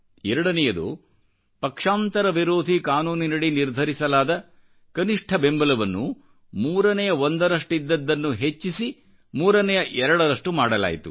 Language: Kannada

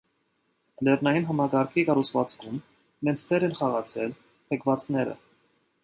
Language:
Armenian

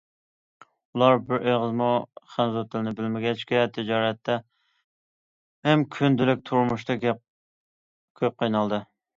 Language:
Uyghur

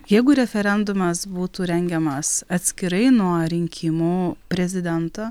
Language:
Lithuanian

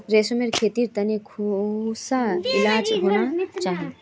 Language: Magahi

